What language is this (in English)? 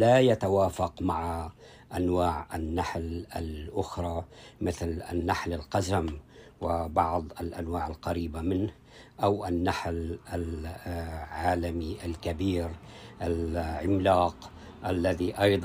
Arabic